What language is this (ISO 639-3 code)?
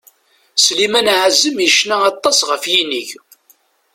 kab